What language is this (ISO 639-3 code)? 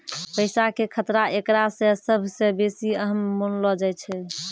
mai